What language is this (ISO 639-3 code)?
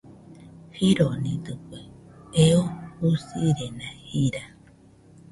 hux